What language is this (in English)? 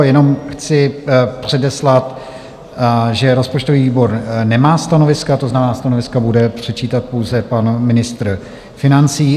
Czech